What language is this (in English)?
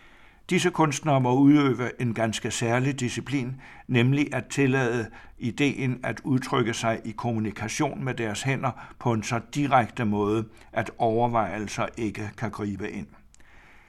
Danish